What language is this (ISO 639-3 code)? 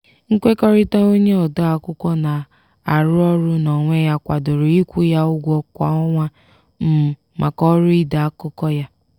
ibo